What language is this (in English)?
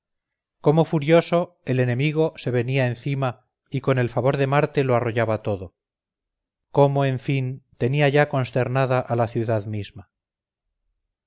Spanish